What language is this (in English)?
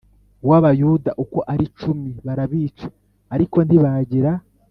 Kinyarwanda